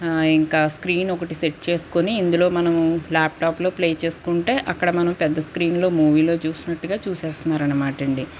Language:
Telugu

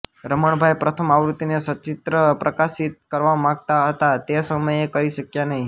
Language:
Gujarati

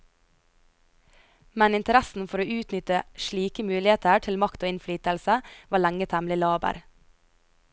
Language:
Norwegian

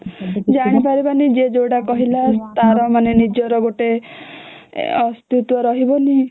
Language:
Odia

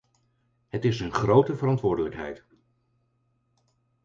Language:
Dutch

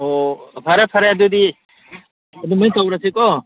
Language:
Manipuri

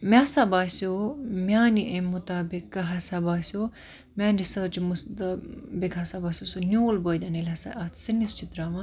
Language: Kashmiri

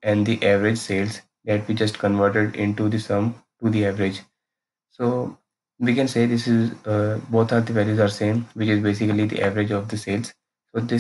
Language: English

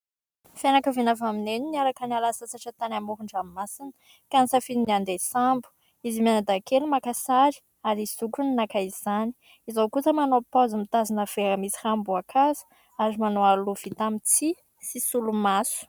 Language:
Malagasy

